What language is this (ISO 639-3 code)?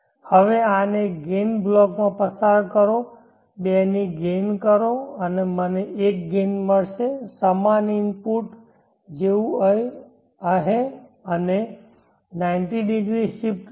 guj